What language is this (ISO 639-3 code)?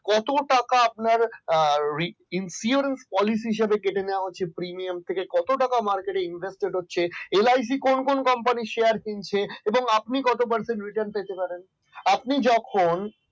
ben